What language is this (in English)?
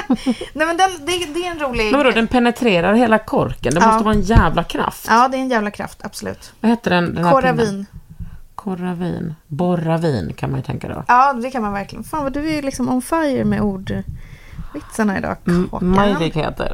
Swedish